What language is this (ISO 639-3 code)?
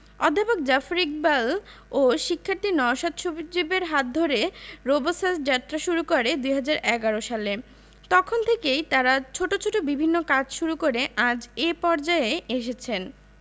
ben